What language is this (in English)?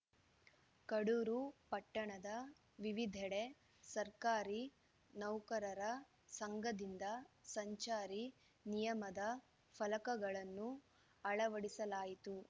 Kannada